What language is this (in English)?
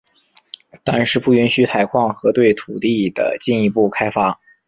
Chinese